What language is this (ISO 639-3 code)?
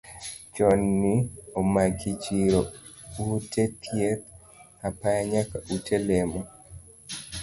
luo